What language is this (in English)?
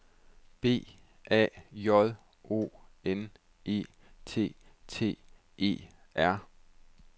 Danish